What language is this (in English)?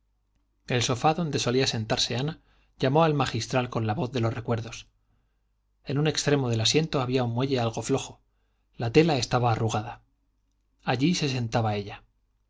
Spanish